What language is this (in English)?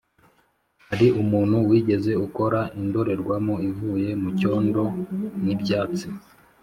Kinyarwanda